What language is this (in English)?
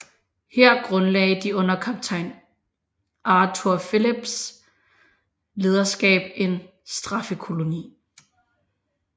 Danish